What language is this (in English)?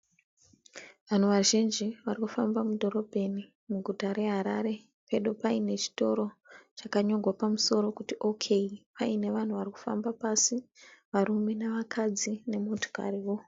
Shona